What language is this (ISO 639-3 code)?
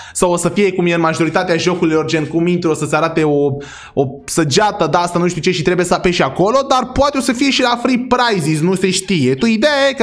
ron